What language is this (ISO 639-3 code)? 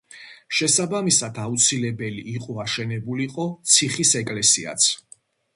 kat